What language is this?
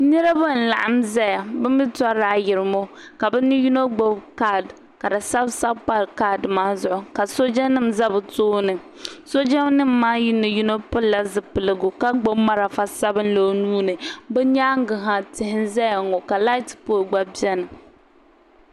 Dagbani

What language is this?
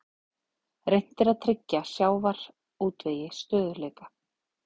Icelandic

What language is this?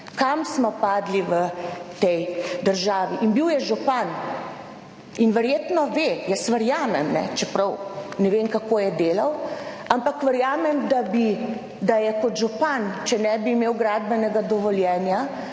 Slovenian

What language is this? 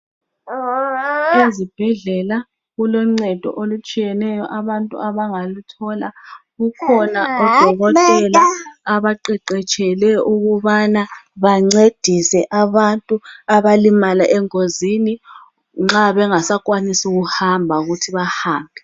North Ndebele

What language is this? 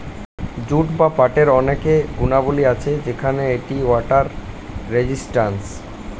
Bangla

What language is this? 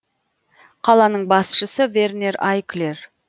Kazakh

